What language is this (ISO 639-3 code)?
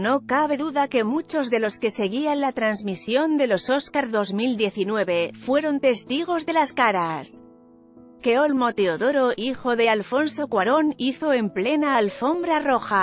spa